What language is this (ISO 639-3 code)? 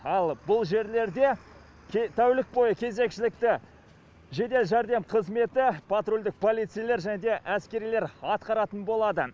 kaz